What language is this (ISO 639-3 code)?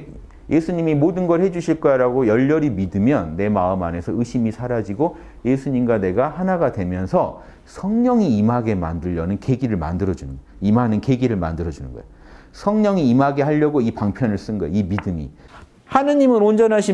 kor